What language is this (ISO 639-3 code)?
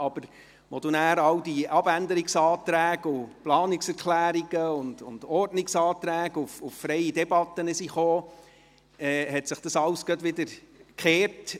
gsw